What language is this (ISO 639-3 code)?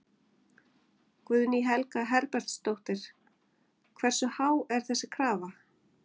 isl